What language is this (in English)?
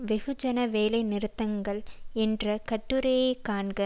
Tamil